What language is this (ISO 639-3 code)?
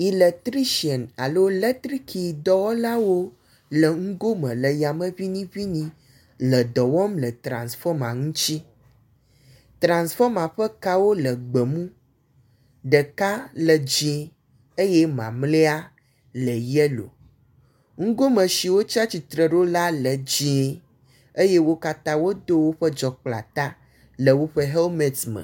ewe